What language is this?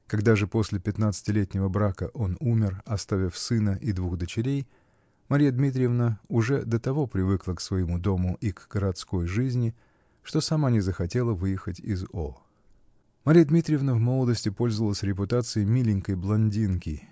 Russian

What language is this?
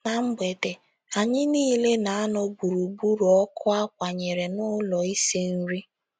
Igbo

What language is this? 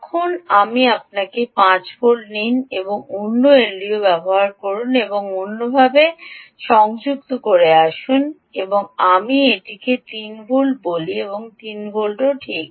Bangla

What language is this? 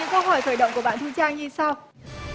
Vietnamese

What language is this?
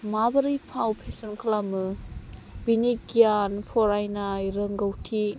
Bodo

